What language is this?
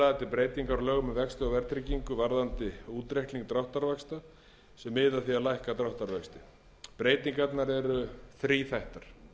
Icelandic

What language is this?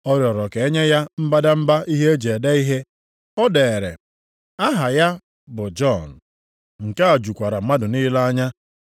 Igbo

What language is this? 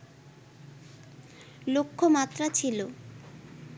Bangla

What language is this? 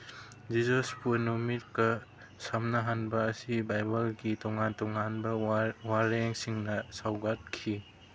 Manipuri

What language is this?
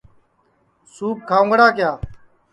Sansi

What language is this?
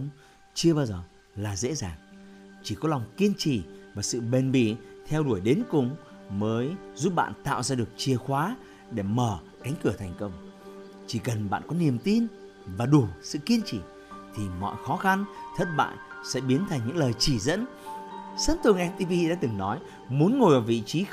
Vietnamese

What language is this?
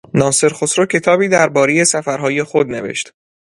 Persian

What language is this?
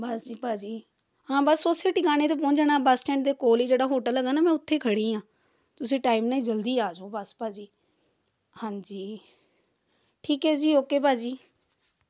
Punjabi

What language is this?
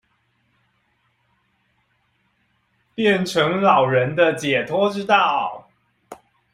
Chinese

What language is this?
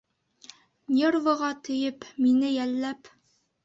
Bashkir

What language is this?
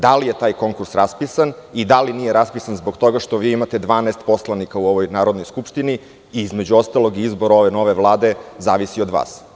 Serbian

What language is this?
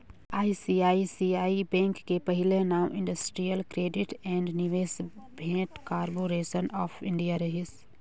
Chhattisgarhi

